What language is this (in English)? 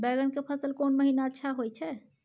Maithili